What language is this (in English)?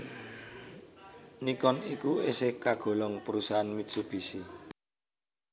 Javanese